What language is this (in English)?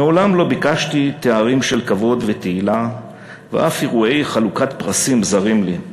Hebrew